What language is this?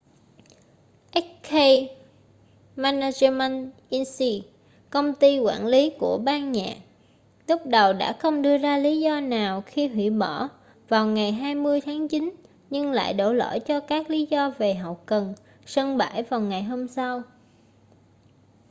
Vietnamese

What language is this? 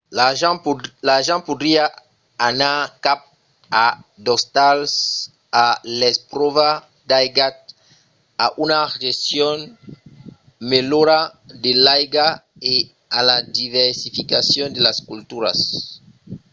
Occitan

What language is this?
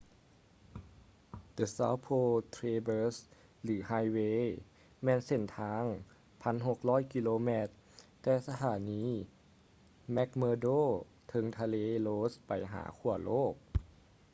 Lao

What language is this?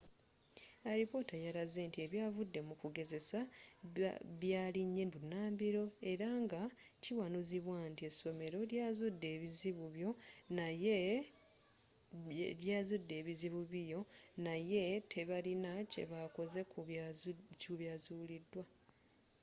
Ganda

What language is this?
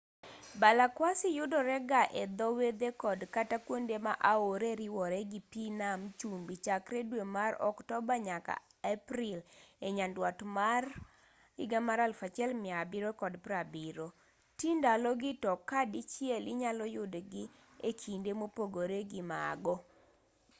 Luo (Kenya and Tanzania)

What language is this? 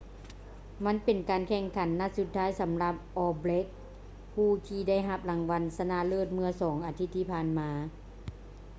Lao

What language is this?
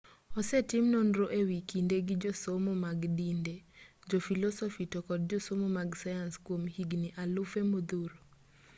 Luo (Kenya and Tanzania)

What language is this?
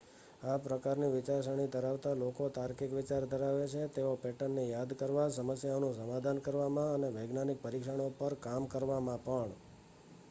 Gujarati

